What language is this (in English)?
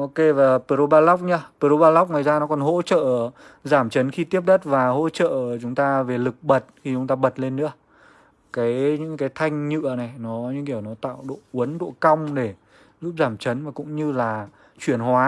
Vietnamese